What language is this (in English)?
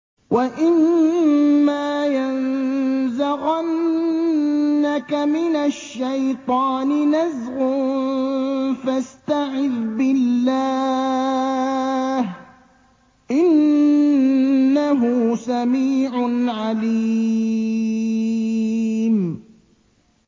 Arabic